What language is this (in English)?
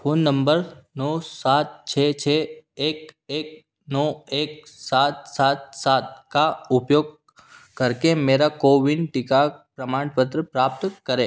Hindi